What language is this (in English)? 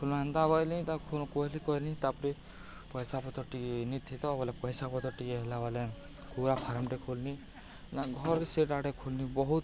Odia